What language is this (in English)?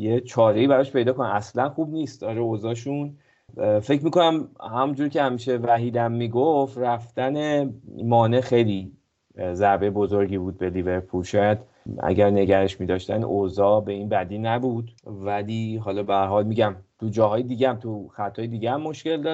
Persian